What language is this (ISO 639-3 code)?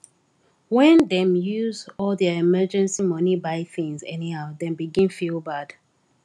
pcm